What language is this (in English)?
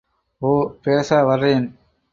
Tamil